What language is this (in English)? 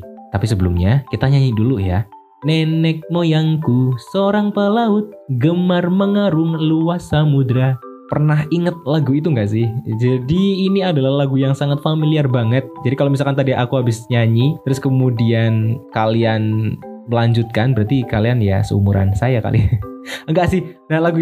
Indonesian